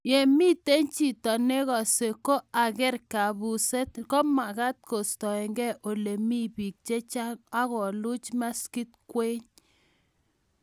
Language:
Kalenjin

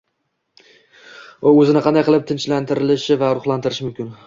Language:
Uzbek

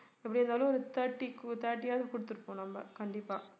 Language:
Tamil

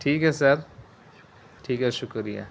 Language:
Urdu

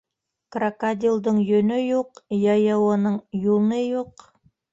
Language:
Bashkir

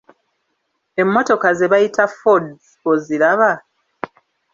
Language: Ganda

